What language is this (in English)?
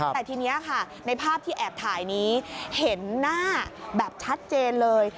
Thai